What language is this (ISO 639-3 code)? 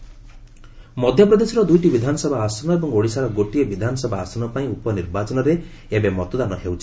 ori